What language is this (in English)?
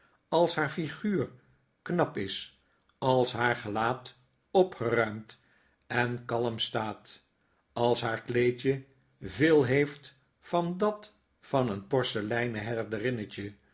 Dutch